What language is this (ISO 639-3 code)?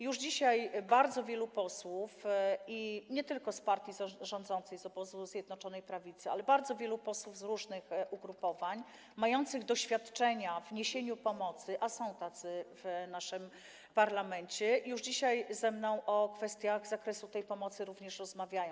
pol